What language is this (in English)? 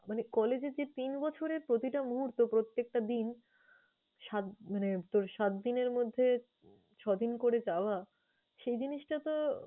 Bangla